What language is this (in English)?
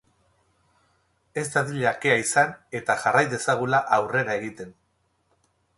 Basque